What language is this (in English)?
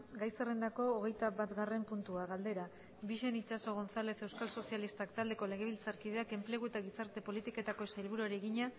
Basque